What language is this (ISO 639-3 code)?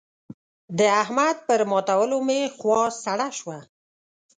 pus